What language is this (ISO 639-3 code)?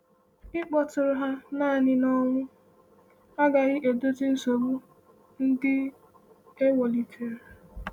ibo